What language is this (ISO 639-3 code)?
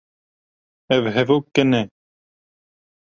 kur